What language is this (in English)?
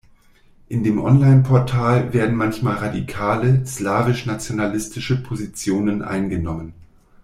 German